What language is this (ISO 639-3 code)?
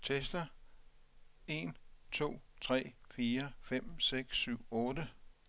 dan